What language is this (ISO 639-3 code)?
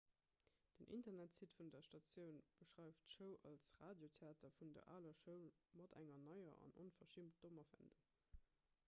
ltz